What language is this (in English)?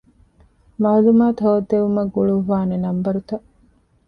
Divehi